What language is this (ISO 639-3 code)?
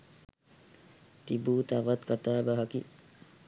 sin